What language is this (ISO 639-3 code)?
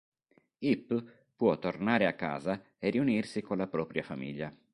ita